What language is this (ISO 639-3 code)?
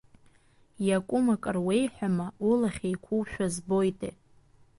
abk